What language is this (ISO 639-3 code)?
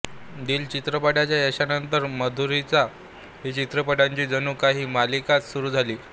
mar